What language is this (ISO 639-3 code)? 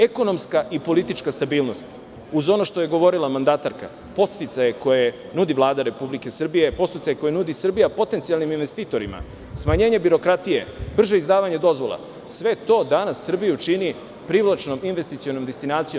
srp